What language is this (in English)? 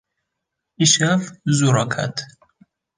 Kurdish